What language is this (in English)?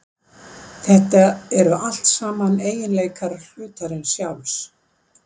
Icelandic